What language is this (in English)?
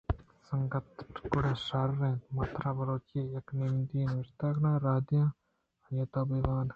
Eastern Balochi